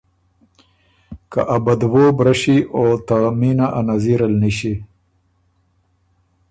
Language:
Ormuri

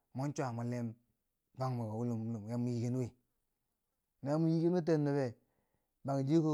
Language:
Bangwinji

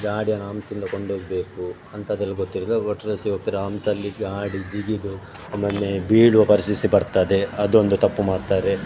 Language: Kannada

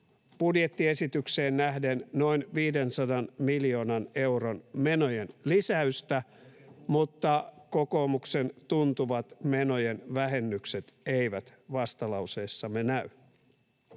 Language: Finnish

